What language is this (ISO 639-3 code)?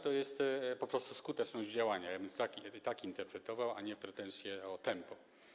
pol